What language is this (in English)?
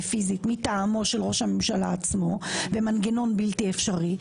Hebrew